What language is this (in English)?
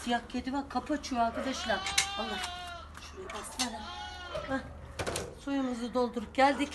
Turkish